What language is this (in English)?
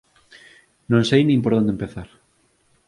Galician